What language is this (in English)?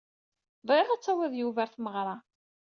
Kabyle